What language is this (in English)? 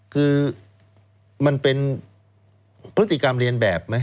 Thai